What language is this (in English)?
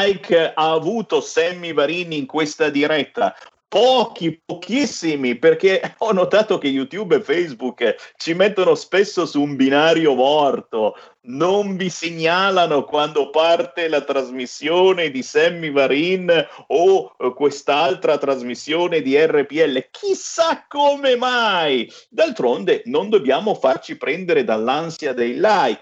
Italian